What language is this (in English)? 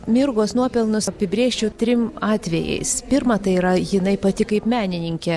Lithuanian